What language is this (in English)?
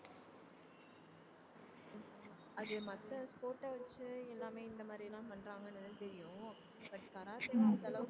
Tamil